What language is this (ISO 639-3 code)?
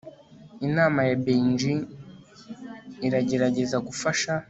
kin